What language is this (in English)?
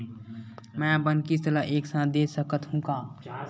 Chhattisgarhi